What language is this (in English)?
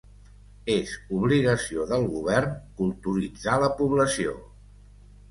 Catalan